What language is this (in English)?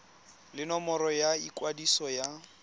Tswana